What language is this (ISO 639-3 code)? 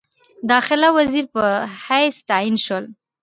pus